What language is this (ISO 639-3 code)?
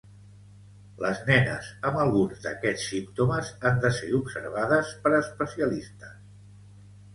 cat